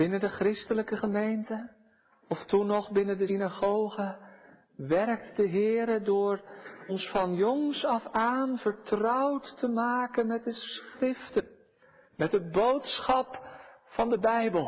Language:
Dutch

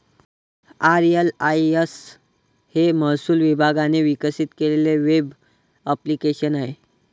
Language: Marathi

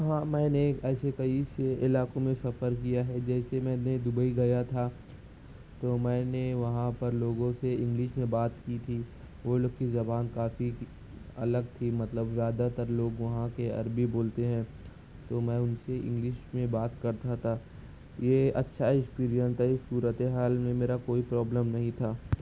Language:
Urdu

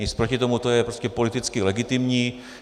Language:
Czech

